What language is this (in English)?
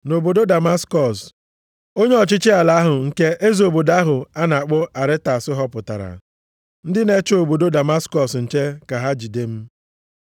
Igbo